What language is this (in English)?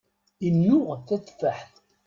Kabyle